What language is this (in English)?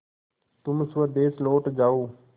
Hindi